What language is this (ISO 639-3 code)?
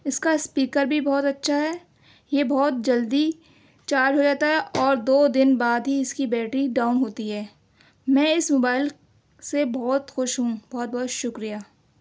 urd